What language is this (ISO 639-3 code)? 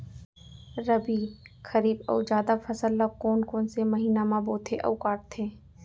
hne